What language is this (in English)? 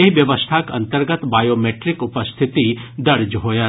Maithili